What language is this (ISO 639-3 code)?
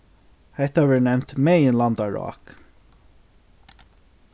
fao